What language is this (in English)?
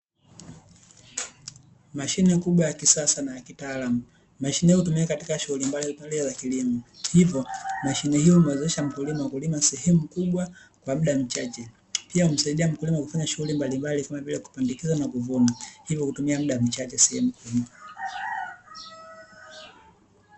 Swahili